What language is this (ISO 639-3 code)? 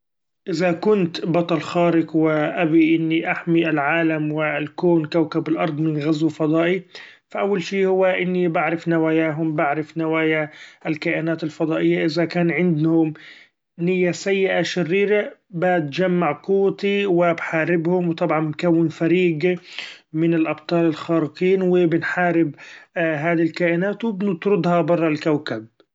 afb